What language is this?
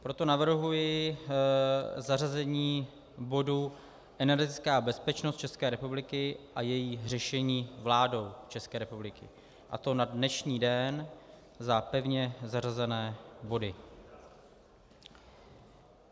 Czech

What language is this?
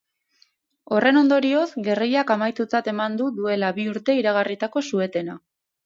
Basque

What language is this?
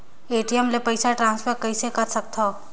Chhattisgarhi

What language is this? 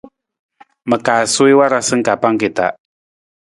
Nawdm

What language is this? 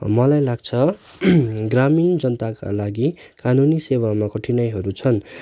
Nepali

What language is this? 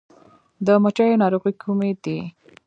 Pashto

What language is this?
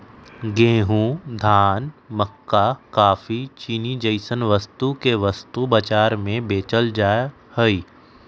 Magahi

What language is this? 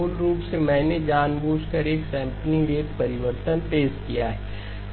Hindi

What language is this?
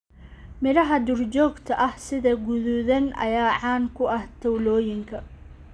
Somali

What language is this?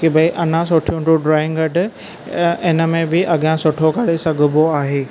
Sindhi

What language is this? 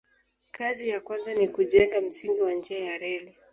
Swahili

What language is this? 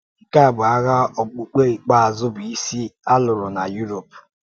Igbo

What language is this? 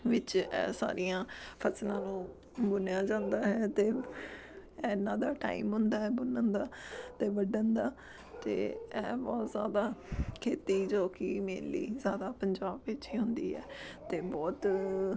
Punjabi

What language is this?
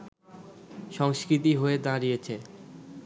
Bangla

